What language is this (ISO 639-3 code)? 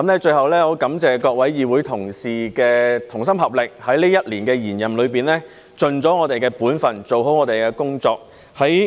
yue